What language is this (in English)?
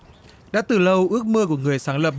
Vietnamese